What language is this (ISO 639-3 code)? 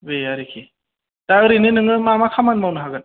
brx